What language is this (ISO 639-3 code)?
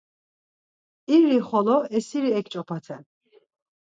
lzz